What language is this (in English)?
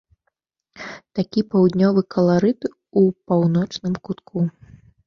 Belarusian